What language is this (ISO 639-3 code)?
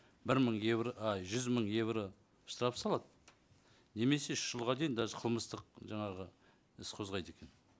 kaz